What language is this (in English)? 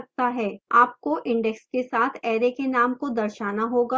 Hindi